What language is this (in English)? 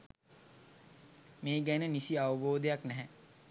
Sinhala